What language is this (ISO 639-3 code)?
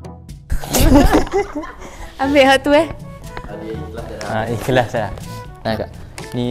msa